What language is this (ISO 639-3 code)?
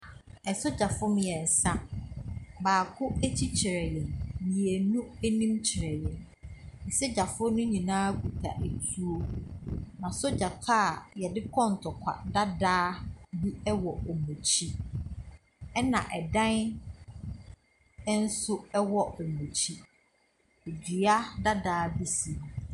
aka